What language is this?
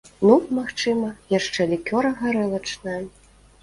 Belarusian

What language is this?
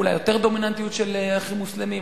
Hebrew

